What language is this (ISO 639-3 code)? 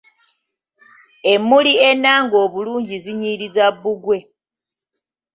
lug